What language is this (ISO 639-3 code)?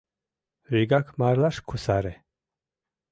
chm